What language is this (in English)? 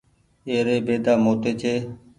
Goaria